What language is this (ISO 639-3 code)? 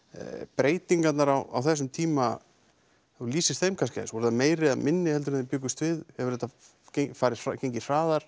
isl